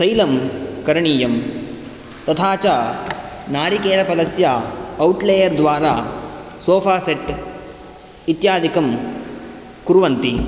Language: Sanskrit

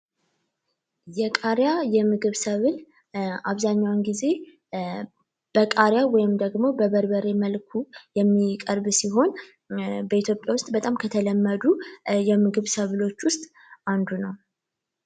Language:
Amharic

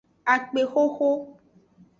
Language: Aja (Benin)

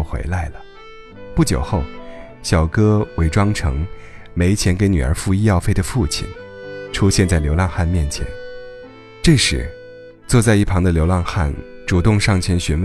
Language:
Chinese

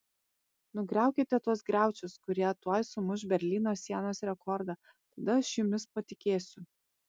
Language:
Lithuanian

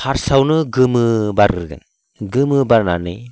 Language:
Bodo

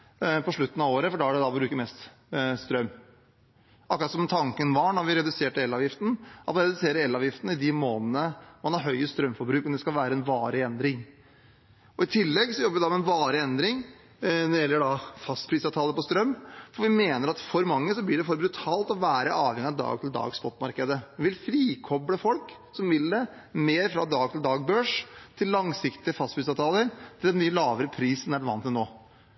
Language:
Norwegian Bokmål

